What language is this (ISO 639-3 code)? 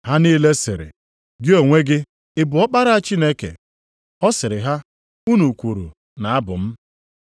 ibo